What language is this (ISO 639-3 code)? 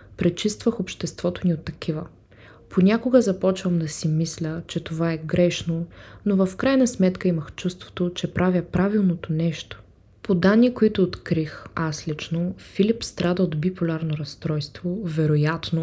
bul